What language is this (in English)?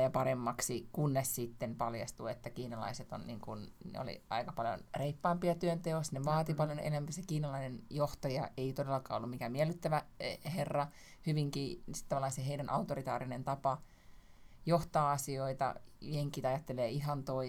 Finnish